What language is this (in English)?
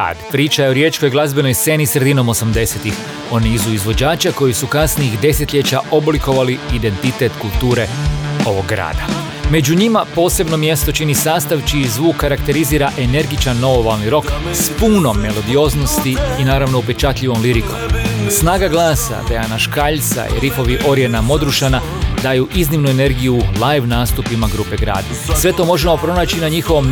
Croatian